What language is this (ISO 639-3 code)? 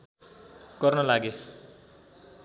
nep